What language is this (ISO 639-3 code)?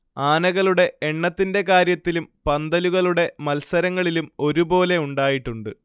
mal